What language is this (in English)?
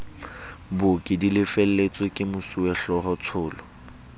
Southern Sotho